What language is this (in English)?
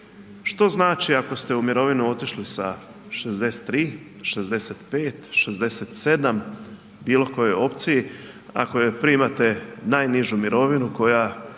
Croatian